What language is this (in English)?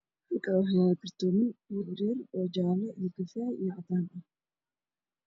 Somali